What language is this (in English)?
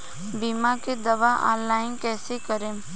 Bhojpuri